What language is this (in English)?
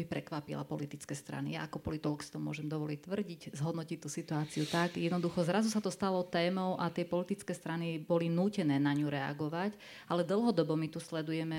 Slovak